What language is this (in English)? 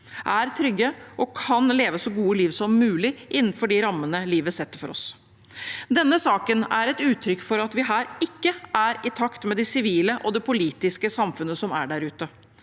Norwegian